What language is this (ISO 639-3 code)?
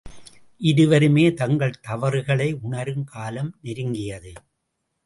tam